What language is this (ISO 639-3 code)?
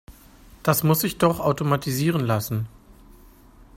deu